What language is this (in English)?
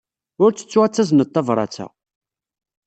Kabyle